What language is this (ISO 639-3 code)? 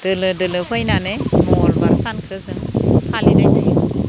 brx